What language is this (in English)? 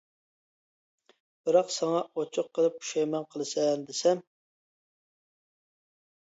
Uyghur